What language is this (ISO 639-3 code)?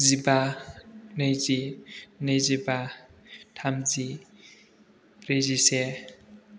brx